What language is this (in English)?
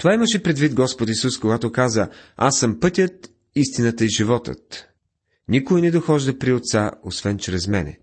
Bulgarian